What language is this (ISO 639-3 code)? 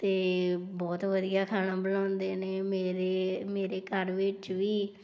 pan